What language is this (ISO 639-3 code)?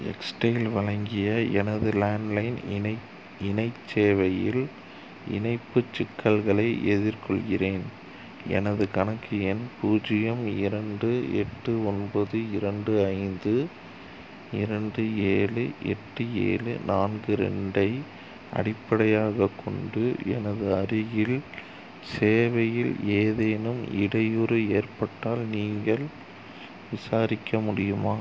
tam